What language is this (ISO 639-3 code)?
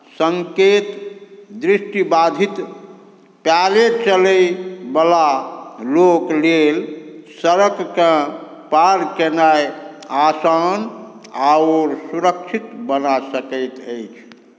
mai